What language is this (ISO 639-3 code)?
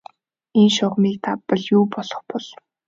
mon